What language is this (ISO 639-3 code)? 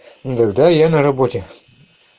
rus